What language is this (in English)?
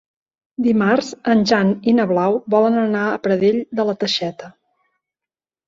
Catalan